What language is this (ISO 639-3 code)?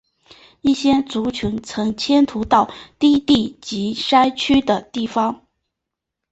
zho